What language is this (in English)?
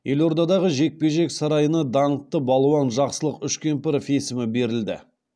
Kazakh